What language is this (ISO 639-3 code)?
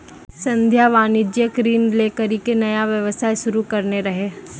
mai